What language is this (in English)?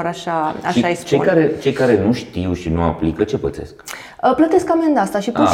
Romanian